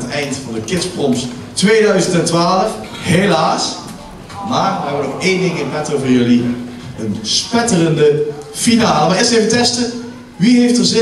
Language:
Dutch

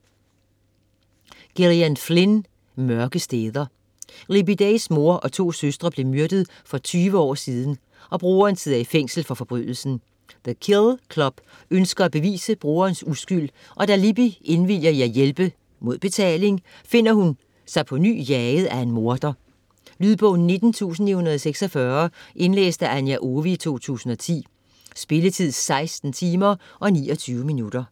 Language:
Danish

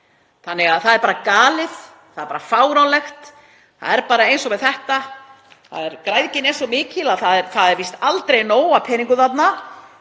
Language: Icelandic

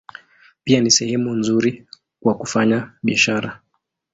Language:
Swahili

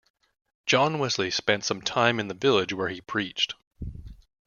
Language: English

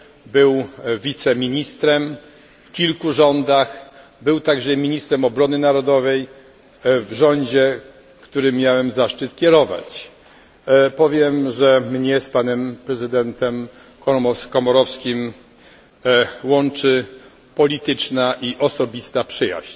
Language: Polish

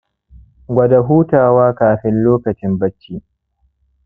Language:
Hausa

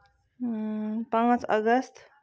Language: Kashmiri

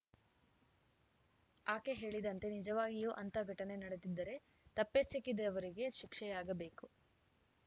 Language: Kannada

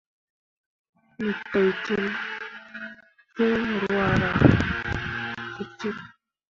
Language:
Mundang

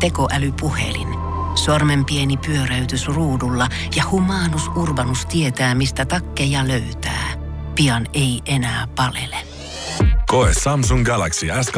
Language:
Finnish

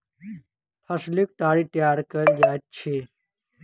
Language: Maithili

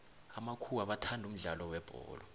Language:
South Ndebele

